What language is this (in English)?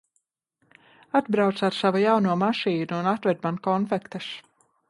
Latvian